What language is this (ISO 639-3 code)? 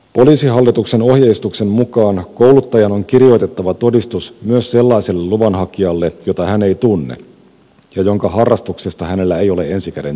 fin